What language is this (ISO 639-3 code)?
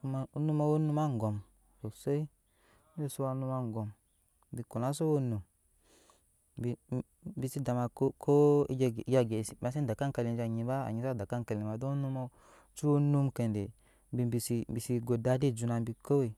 yes